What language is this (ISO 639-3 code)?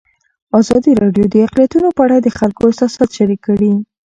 pus